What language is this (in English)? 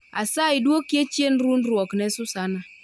Luo (Kenya and Tanzania)